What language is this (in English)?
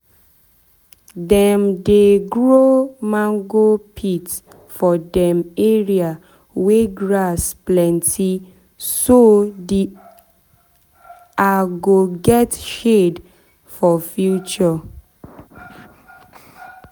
Nigerian Pidgin